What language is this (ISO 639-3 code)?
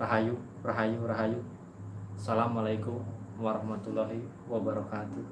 ind